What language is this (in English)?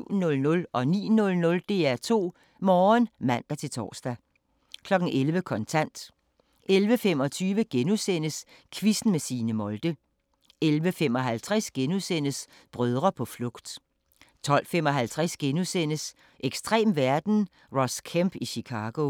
Danish